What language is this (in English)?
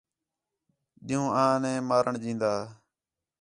Khetrani